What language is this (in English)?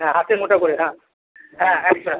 Bangla